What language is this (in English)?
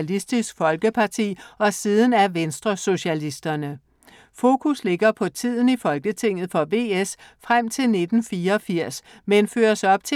Danish